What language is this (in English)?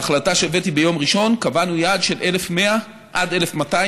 Hebrew